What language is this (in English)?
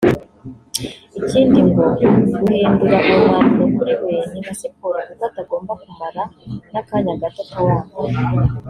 Kinyarwanda